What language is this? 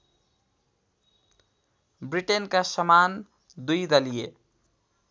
Nepali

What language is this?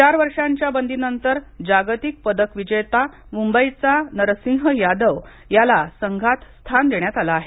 Marathi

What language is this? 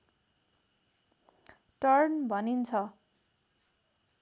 Nepali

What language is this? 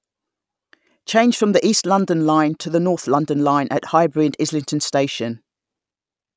English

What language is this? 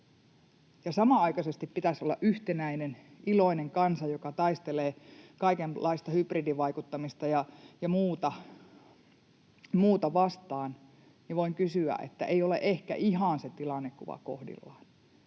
Finnish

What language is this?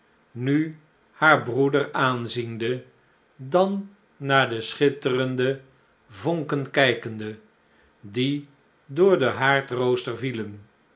Dutch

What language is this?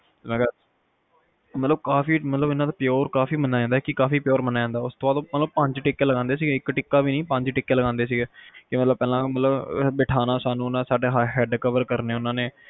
Punjabi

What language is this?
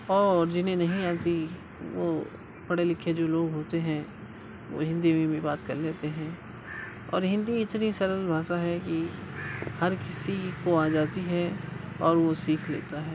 Urdu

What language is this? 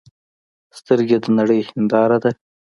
Pashto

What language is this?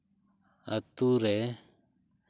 Santali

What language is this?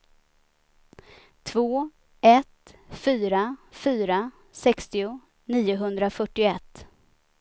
Swedish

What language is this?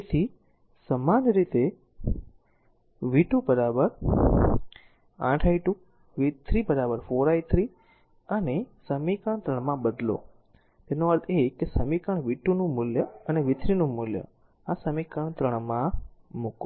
Gujarati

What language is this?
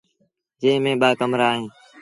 Sindhi Bhil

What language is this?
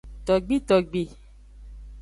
Aja (Benin)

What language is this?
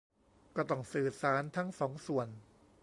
Thai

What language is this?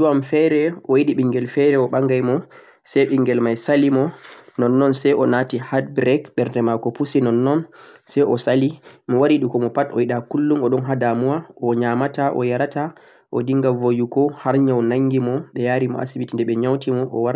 Central-Eastern Niger Fulfulde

